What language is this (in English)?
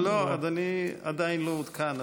Hebrew